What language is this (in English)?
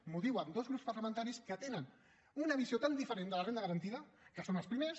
Catalan